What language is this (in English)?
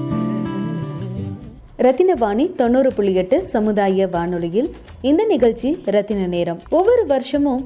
Tamil